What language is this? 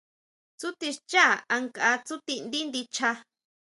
Huautla Mazatec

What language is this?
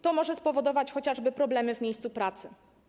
Polish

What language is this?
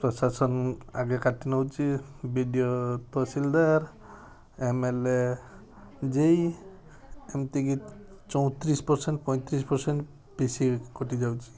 Odia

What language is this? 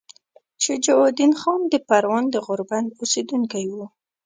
Pashto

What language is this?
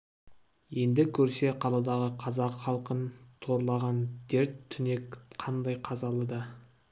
Kazakh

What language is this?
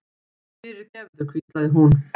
Icelandic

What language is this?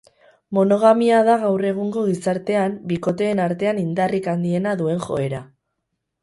Basque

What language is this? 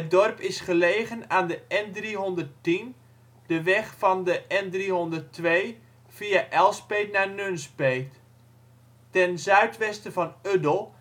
Dutch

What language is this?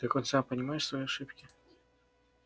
Russian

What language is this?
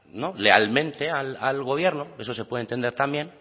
Spanish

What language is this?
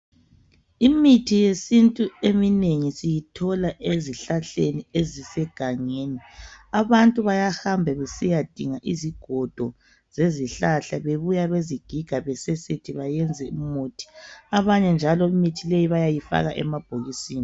North Ndebele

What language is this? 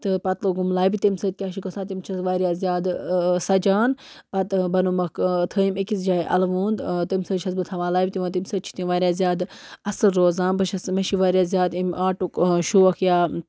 Kashmiri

